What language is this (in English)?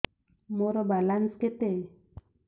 Odia